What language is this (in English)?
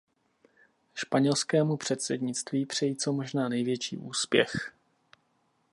Czech